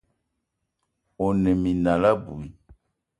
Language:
Eton (Cameroon)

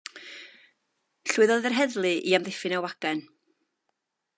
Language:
Welsh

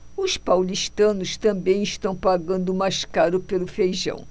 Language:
Portuguese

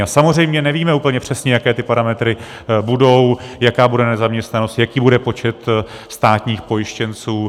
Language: Czech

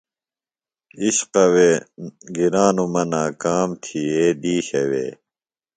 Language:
Phalura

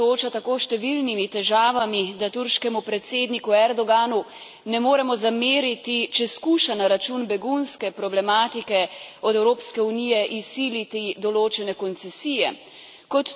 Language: Slovenian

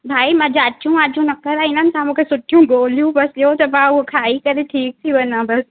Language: Sindhi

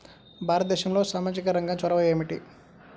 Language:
Telugu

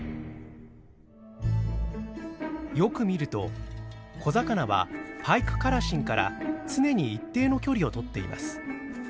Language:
Japanese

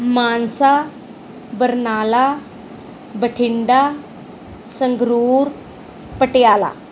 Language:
Punjabi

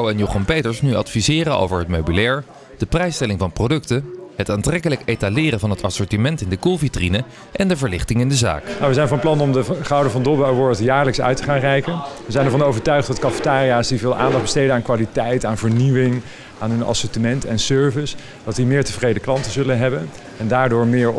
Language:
Dutch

